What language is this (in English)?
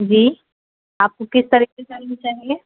Urdu